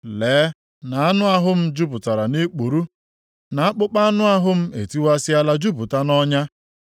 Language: Igbo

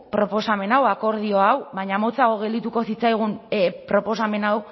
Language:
Basque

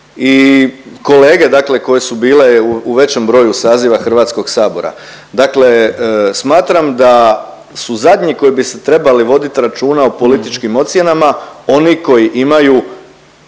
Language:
Croatian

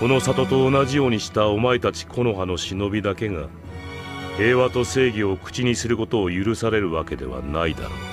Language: Japanese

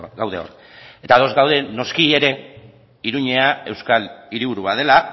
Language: Basque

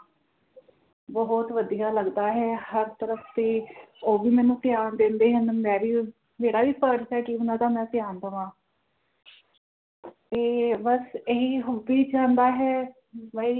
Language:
Punjabi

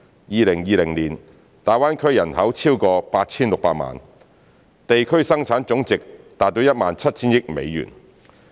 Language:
Cantonese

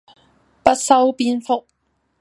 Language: Cantonese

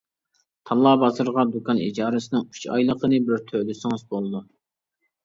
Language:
Uyghur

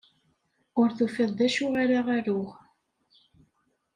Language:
Kabyle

